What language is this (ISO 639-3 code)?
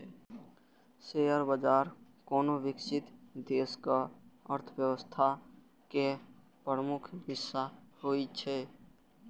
mai